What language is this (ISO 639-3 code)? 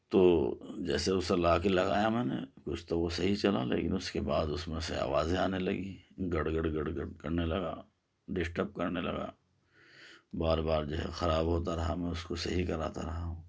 urd